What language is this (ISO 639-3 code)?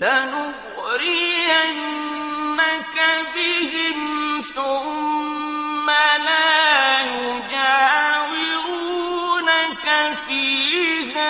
ara